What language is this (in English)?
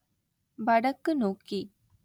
Tamil